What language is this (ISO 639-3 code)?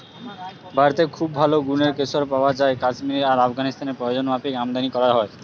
ben